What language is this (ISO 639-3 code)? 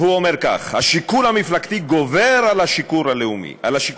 heb